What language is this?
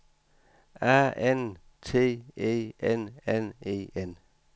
Danish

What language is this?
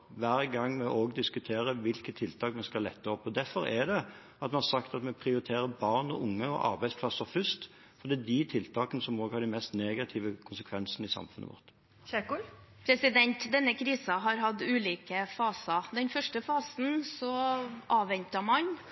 Norwegian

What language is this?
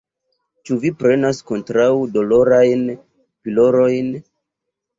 Esperanto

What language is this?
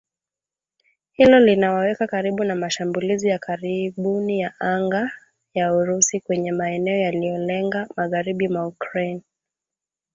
Swahili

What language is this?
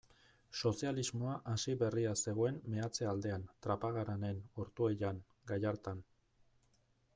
Basque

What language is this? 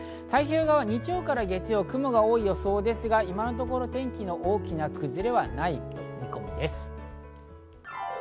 Japanese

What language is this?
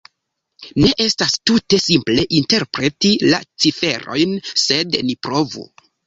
Esperanto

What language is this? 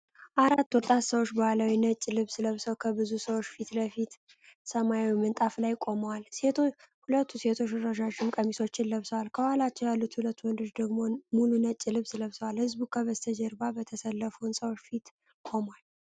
Amharic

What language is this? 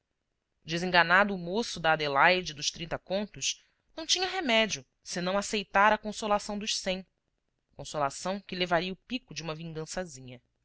Portuguese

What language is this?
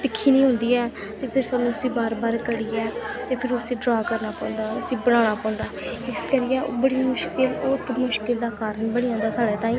Dogri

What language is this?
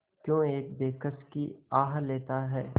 Hindi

